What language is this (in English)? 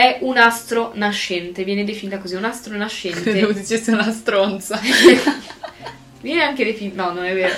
Italian